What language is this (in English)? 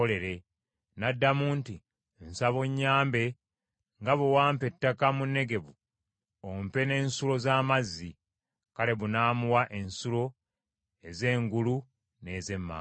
Ganda